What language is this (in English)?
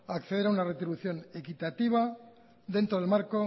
Spanish